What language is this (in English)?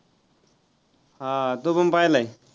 Marathi